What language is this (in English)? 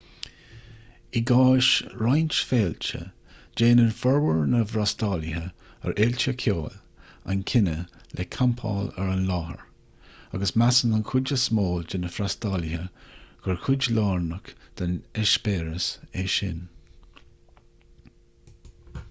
Irish